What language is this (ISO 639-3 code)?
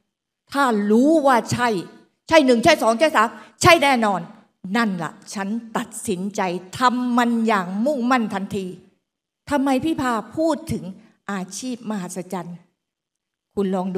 tha